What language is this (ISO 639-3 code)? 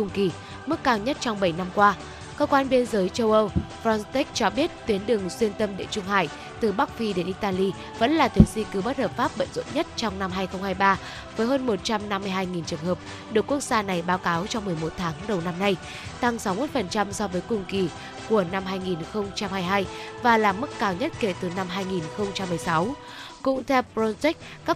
vie